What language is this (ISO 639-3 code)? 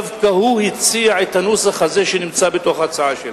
heb